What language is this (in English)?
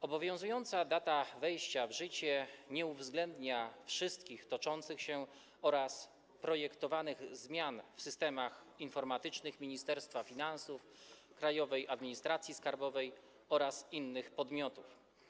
Polish